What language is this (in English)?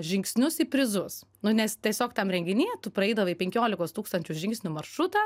Lithuanian